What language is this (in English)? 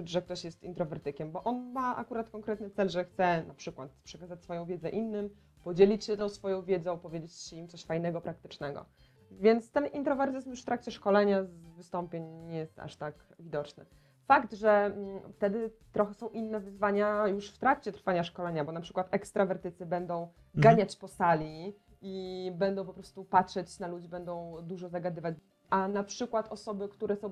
Polish